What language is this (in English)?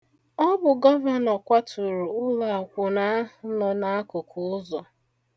Igbo